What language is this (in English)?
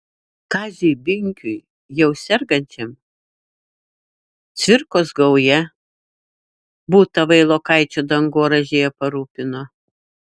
Lithuanian